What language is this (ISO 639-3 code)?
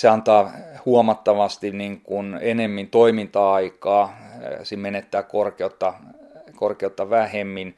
fin